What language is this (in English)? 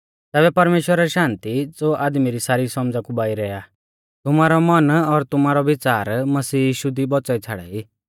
Mahasu Pahari